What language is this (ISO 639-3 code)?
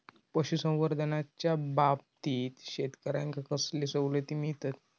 mar